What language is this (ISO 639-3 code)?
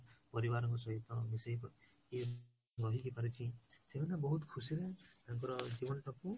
ori